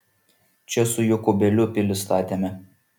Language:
Lithuanian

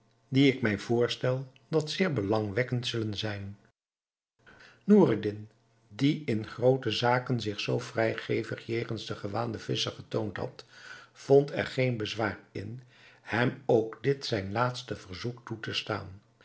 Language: Dutch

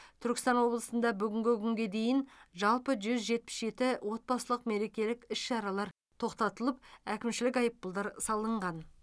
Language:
Kazakh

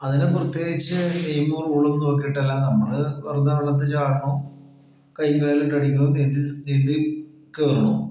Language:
Malayalam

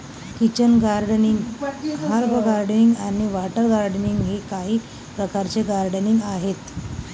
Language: Marathi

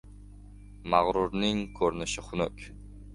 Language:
Uzbek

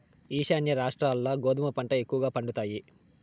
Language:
Telugu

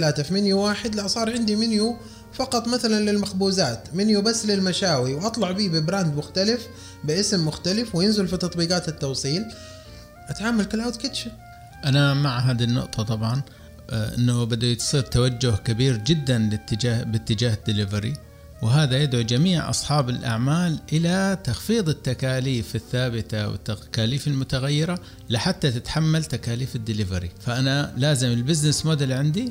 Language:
Arabic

